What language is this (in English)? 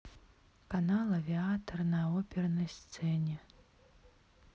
Russian